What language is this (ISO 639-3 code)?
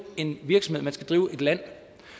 dan